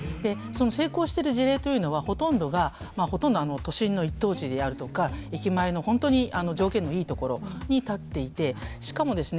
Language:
Japanese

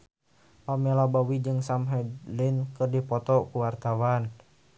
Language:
Sundanese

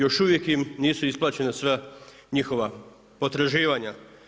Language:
Croatian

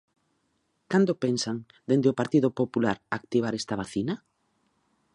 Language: Galician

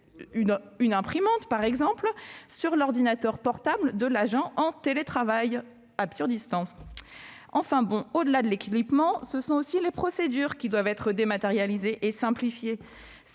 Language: French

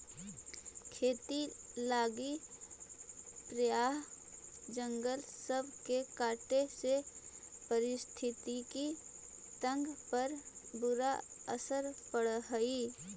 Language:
Magahi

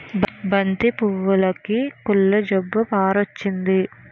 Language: Telugu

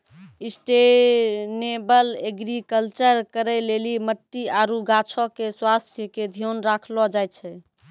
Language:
Maithili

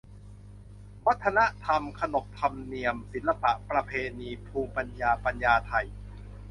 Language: Thai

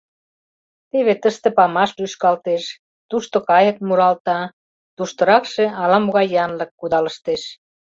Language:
Mari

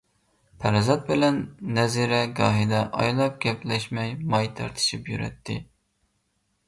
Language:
Uyghur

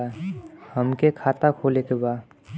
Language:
Bhojpuri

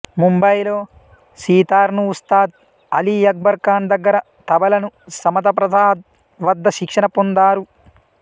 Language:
Telugu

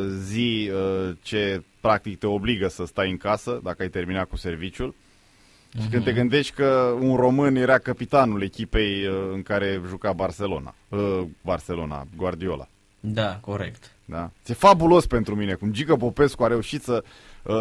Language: Romanian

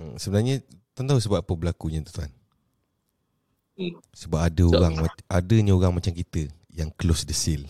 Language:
Malay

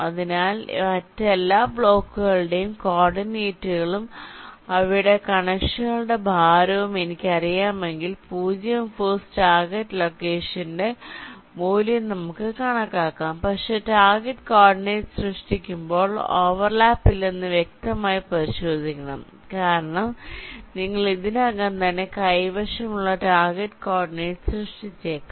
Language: Malayalam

